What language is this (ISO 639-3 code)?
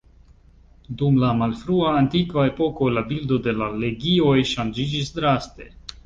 epo